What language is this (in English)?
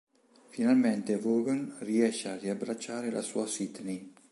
Italian